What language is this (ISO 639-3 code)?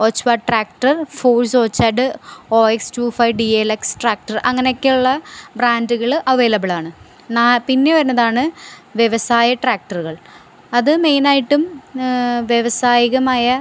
mal